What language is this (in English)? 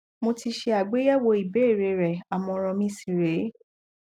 Yoruba